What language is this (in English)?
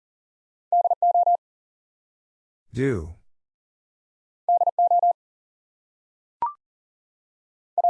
English